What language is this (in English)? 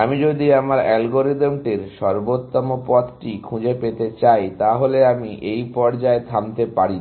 Bangla